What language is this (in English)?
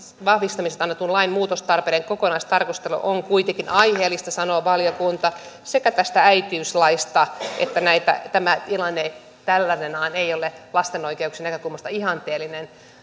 Finnish